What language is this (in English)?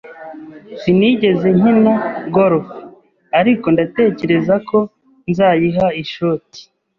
Kinyarwanda